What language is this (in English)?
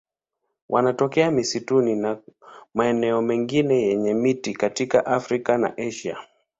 Swahili